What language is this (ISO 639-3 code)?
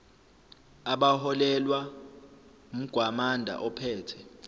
zul